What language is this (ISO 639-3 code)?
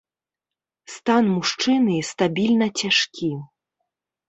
bel